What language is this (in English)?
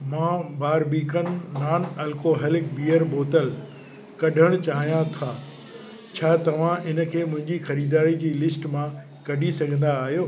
Sindhi